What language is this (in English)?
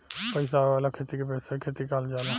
Bhojpuri